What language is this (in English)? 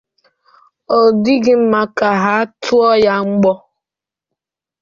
Igbo